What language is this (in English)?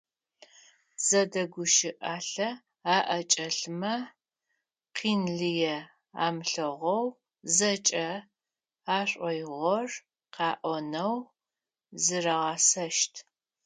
Adyghe